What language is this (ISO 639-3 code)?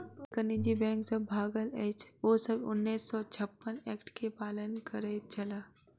mai